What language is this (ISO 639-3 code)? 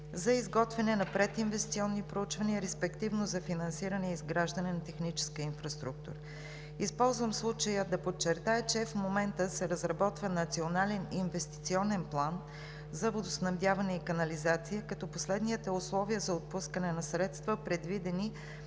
bul